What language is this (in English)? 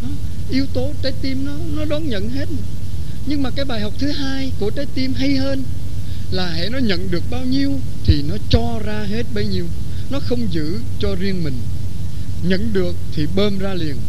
Vietnamese